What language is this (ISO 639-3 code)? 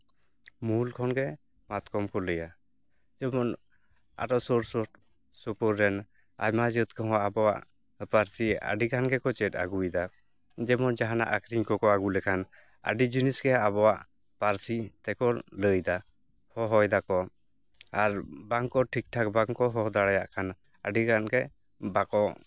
sat